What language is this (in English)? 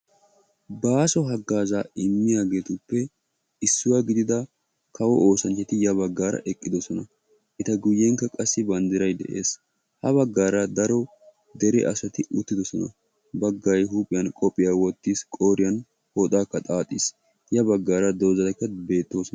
Wolaytta